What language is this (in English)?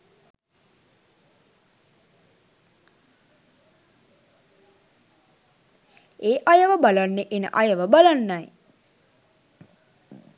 Sinhala